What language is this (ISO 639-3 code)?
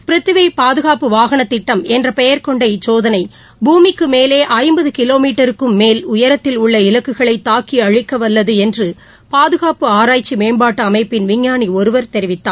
tam